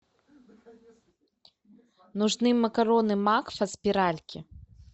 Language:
Russian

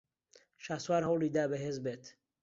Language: Central Kurdish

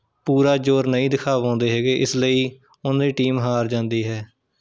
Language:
Punjabi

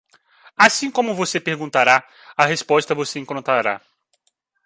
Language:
Portuguese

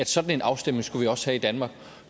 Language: Danish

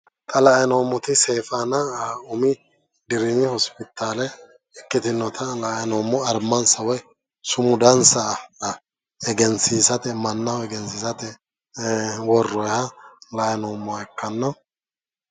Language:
Sidamo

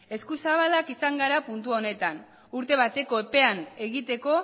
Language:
Basque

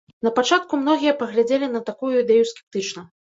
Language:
Belarusian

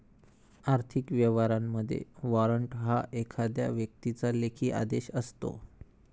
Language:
Marathi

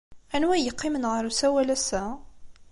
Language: Kabyle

